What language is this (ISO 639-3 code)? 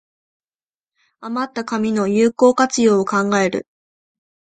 jpn